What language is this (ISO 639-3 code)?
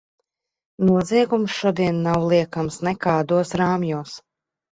lav